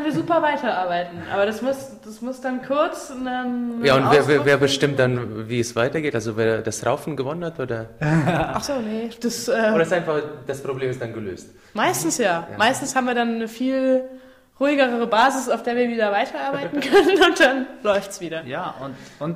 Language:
German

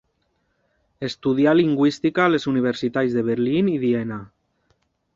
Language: Catalan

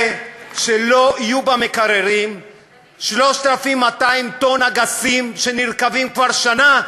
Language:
Hebrew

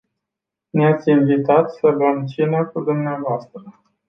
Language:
Romanian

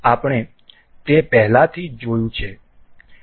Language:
Gujarati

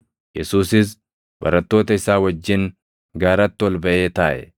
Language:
Oromo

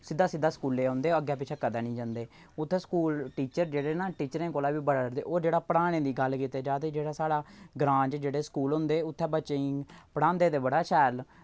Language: Dogri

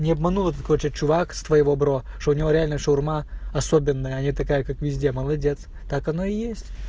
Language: Russian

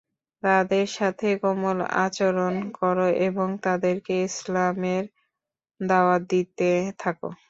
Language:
Bangla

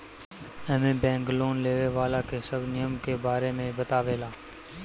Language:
Bhojpuri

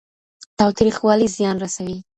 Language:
Pashto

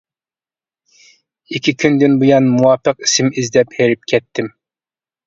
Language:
Uyghur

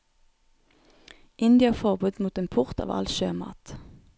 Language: Norwegian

